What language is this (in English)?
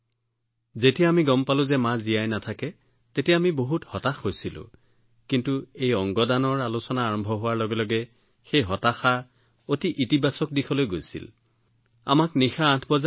Assamese